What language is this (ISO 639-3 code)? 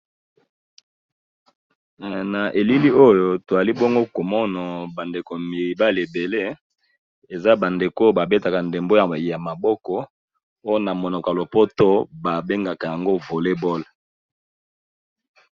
lin